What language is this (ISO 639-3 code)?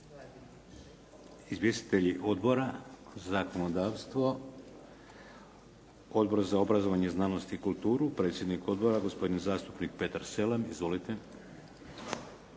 hrv